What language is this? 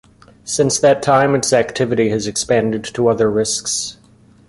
English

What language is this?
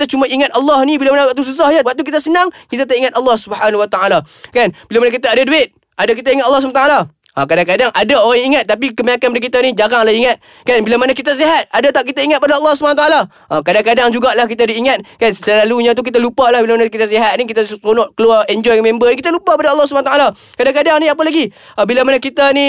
Malay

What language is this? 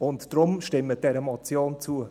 Swiss German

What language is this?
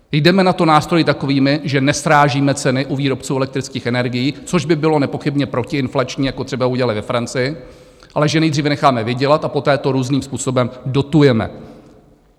Czech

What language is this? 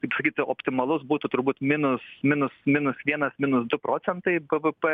Lithuanian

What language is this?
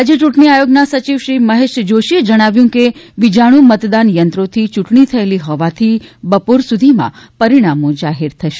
Gujarati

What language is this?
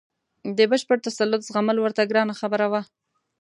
Pashto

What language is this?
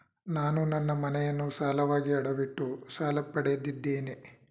Kannada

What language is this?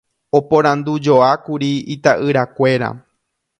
Guarani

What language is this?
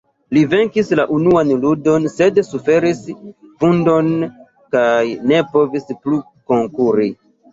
Esperanto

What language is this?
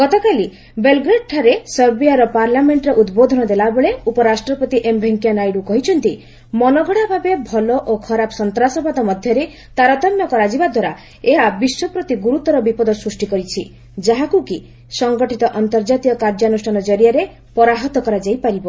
Odia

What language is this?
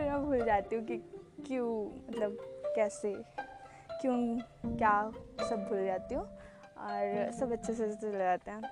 Hindi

